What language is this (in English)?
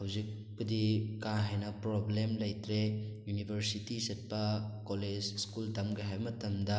Manipuri